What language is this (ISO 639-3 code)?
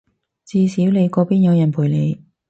yue